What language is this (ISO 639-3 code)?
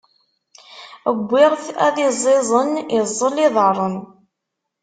kab